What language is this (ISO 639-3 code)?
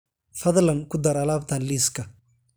som